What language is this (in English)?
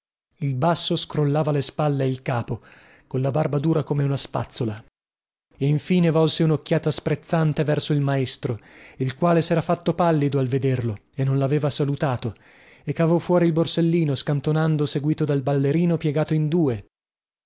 Italian